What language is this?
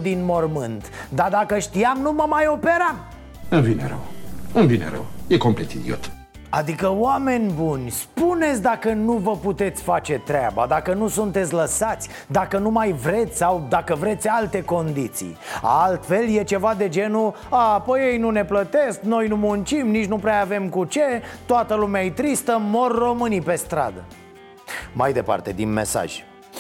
Romanian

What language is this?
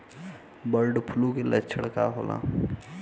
Bhojpuri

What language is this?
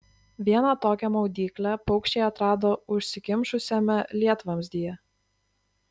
Lithuanian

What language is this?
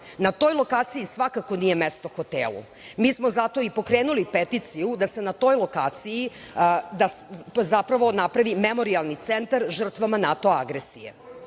Serbian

